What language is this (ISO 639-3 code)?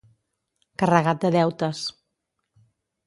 cat